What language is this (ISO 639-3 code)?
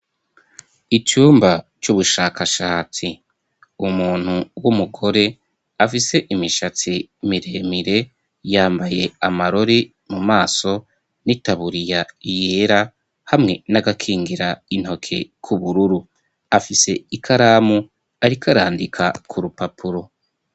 run